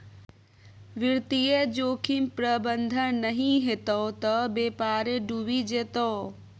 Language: Maithili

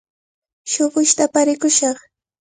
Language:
Cajatambo North Lima Quechua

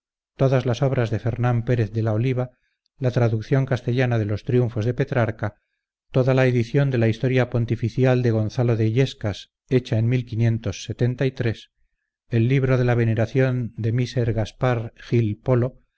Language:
Spanish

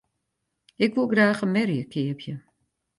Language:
Western Frisian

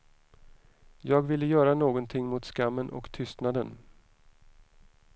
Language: Swedish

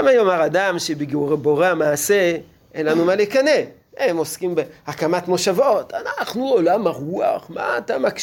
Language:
Hebrew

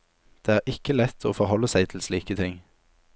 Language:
Norwegian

